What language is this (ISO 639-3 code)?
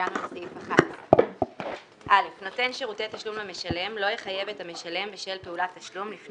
heb